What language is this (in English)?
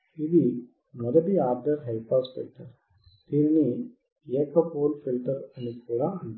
Telugu